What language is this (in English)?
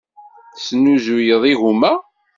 Kabyle